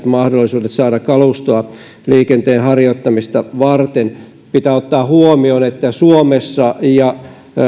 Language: Finnish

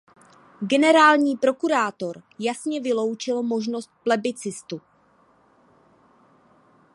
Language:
Czech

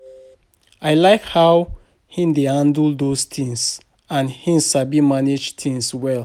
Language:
Nigerian Pidgin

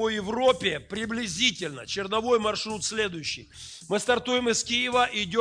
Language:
Russian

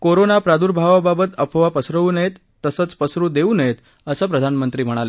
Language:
Marathi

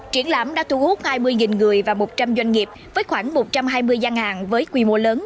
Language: Vietnamese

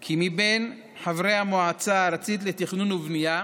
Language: Hebrew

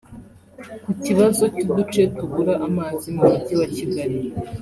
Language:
Kinyarwanda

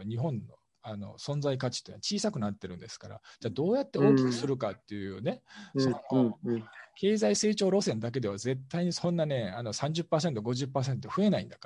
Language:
Japanese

